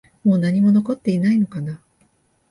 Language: Japanese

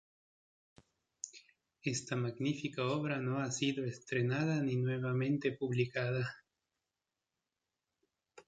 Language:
Spanish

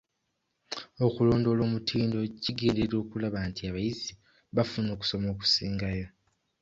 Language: Ganda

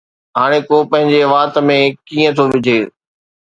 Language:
Sindhi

